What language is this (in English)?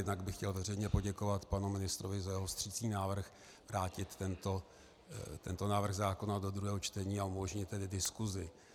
Czech